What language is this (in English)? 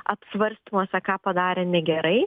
Lithuanian